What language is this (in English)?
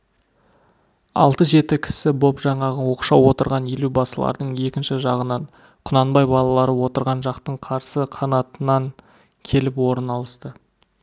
Kazakh